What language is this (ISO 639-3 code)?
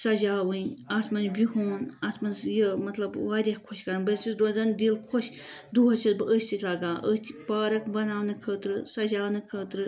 kas